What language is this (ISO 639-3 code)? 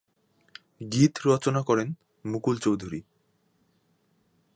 ben